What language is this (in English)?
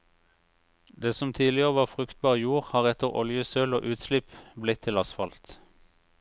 Norwegian